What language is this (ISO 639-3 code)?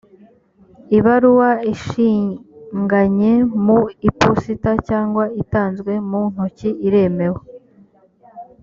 kin